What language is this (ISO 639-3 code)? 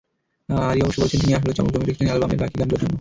ben